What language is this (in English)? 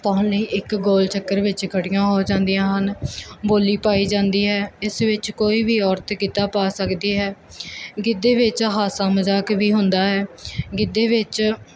Punjabi